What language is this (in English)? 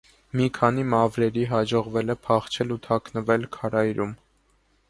Armenian